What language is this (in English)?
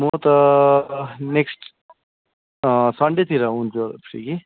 Nepali